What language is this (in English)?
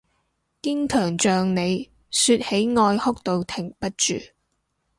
Cantonese